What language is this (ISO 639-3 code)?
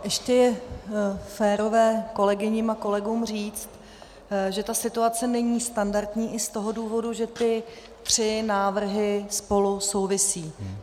ces